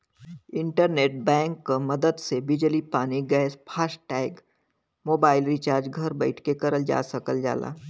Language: Bhojpuri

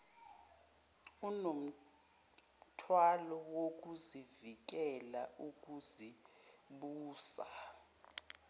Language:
Zulu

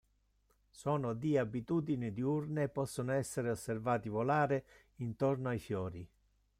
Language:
Italian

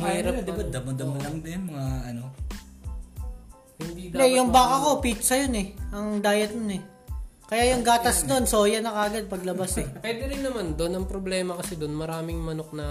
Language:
Filipino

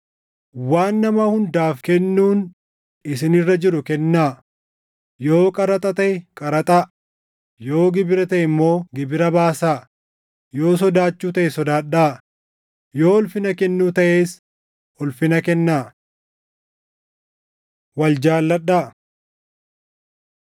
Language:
Oromo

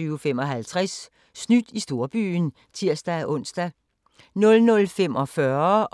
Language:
Danish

